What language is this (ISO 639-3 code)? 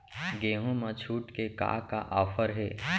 hne